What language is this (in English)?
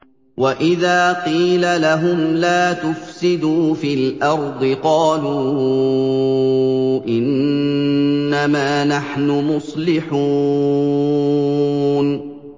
Arabic